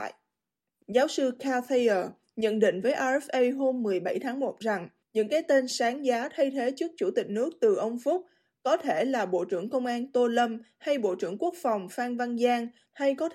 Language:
Vietnamese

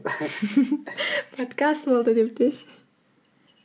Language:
Kazakh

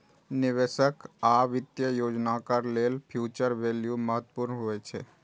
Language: Maithili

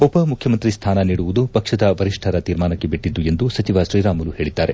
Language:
Kannada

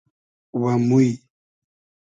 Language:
Hazaragi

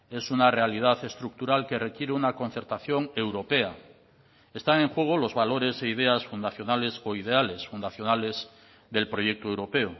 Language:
Spanish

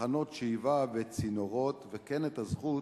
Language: Hebrew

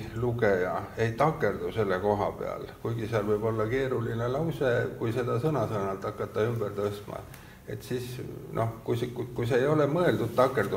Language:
Finnish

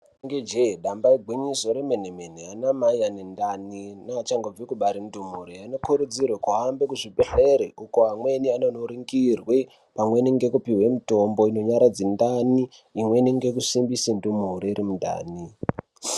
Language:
Ndau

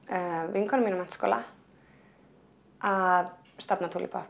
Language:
Icelandic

